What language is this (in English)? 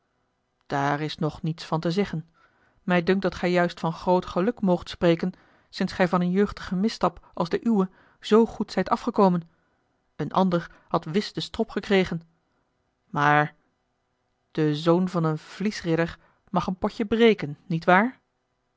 Dutch